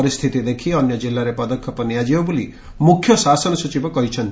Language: Odia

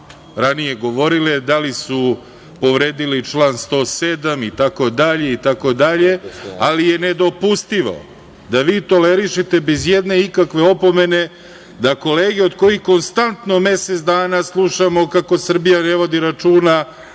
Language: Serbian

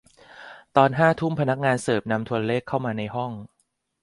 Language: Thai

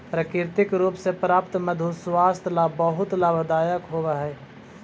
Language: Magahi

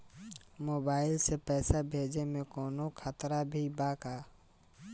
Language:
Bhojpuri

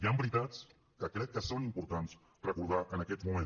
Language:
Catalan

